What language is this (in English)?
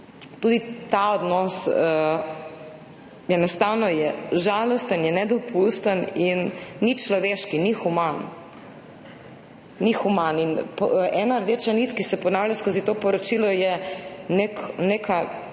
Slovenian